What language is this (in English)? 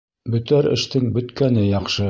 Bashkir